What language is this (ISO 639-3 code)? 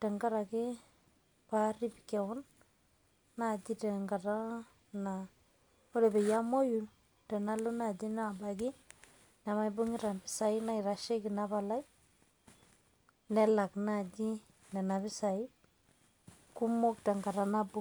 mas